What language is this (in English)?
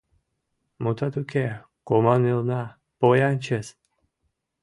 Mari